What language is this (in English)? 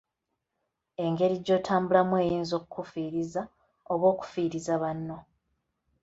Ganda